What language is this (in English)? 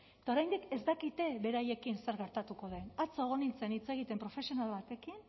Basque